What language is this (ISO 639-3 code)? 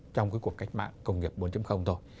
vie